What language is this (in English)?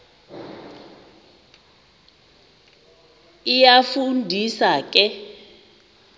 Xhosa